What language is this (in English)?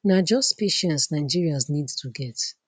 Nigerian Pidgin